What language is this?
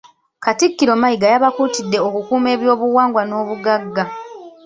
Ganda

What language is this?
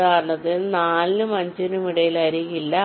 Malayalam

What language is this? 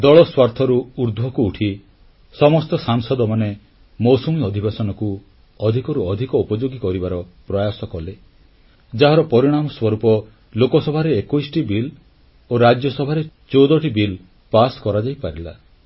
Odia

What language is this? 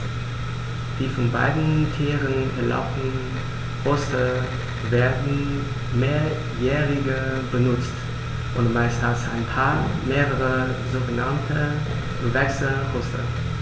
German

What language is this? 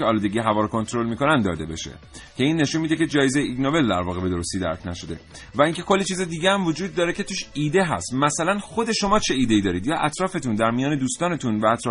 Persian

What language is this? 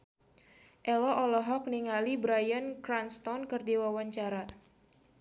Sundanese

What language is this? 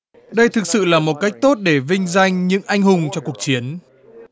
Vietnamese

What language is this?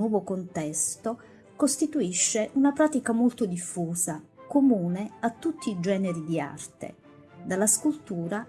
Italian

